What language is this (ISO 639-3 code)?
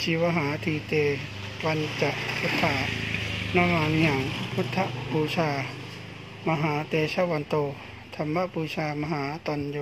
tha